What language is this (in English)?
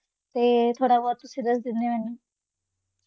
Punjabi